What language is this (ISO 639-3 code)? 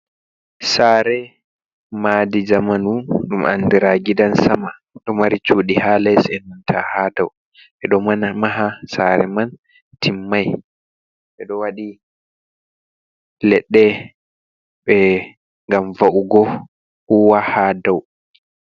ful